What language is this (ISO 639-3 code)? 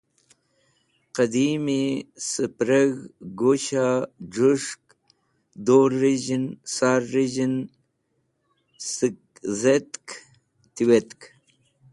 wbl